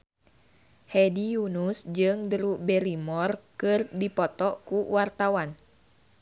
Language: Sundanese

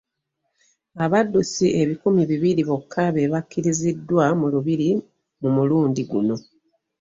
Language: Ganda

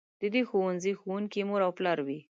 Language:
Pashto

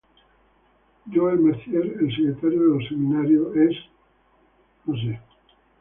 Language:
Spanish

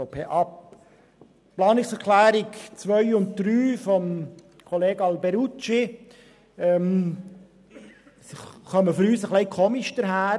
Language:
Swiss German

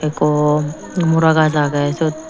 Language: Chakma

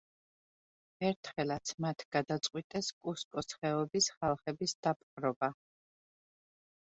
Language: Georgian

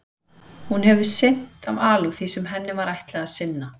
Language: Icelandic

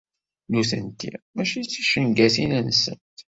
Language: Kabyle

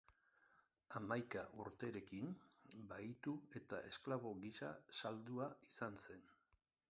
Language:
Basque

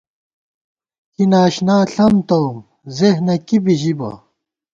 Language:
Gawar-Bati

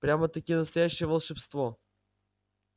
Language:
Russian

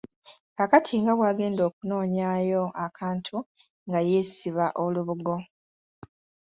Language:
Ganda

